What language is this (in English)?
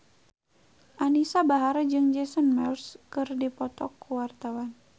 Sundanese